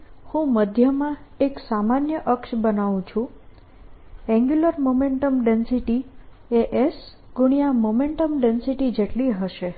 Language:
Gujarati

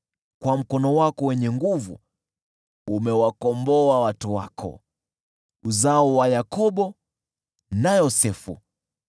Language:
Swahili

